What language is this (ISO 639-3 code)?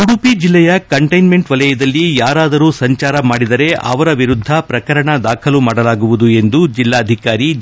kan